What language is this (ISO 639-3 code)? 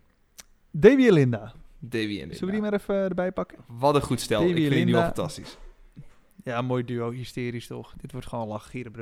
nld